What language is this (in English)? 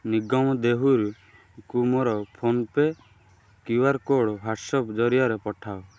Odia